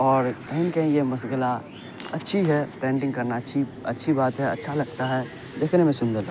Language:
Urdu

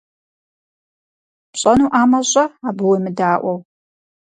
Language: Kabardian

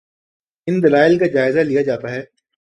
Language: Urdu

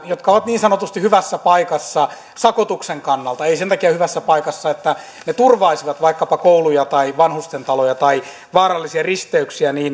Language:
Finnish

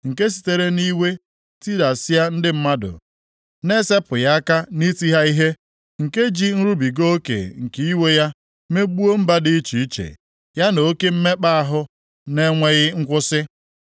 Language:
Igbo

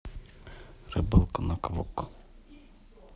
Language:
Russian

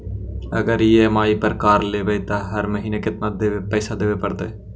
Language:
Magahi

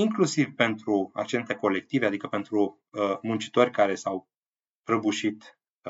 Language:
Romanian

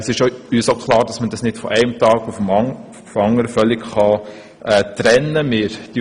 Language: Swiss German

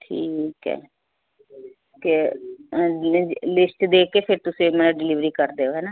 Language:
Punjabi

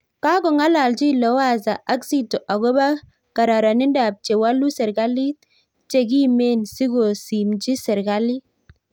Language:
Kalenjin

